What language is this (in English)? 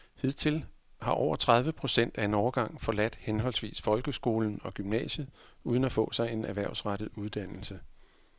Danish